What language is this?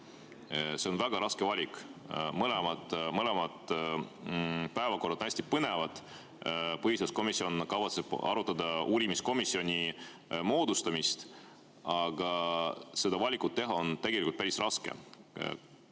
Estonian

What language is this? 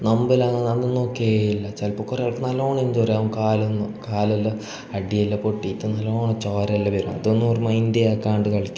Malayalam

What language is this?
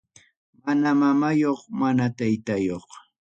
Ayacucho Quechua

